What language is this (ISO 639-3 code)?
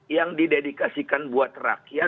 ind